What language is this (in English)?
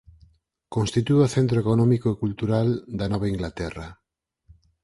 Galician